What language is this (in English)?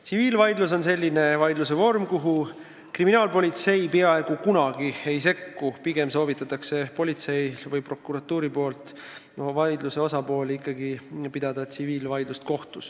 Estonian